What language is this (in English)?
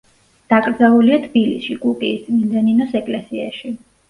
Georgian